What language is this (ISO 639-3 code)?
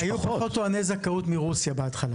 heb